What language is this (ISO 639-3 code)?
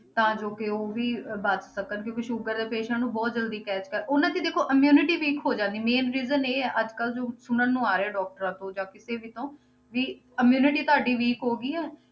pan